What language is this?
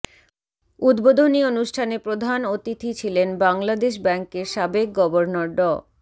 Bangla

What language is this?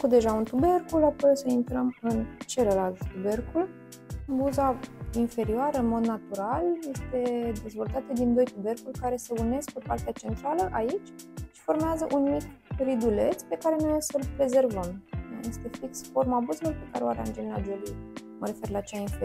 Romanian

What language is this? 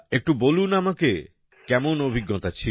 Bangla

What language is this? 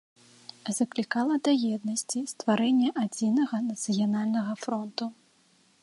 Belarusian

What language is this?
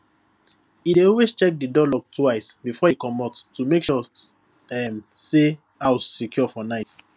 Nigerian Pidgin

